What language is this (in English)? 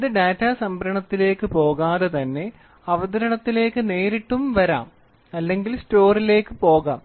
Malayalam